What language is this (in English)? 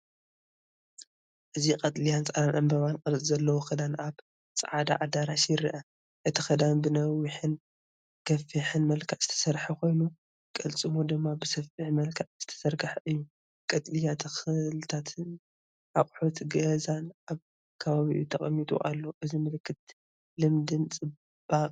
Tigrinya